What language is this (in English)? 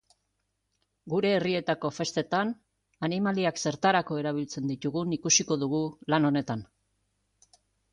Basque